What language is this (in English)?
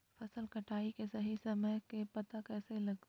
Magahi